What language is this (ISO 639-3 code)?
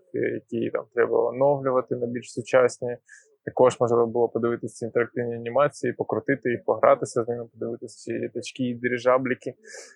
ukr